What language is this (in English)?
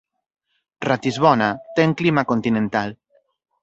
Galician